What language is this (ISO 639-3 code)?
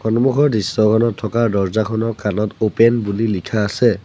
asm